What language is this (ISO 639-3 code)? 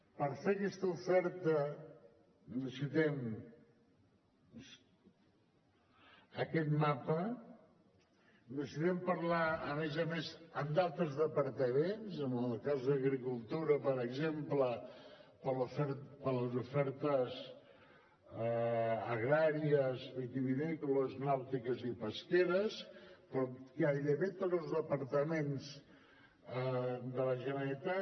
cat